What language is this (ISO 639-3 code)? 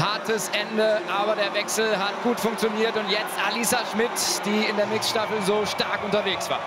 deu